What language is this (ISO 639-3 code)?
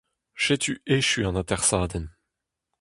bre